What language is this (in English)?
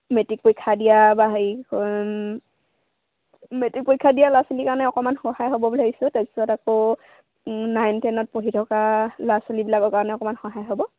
Assamese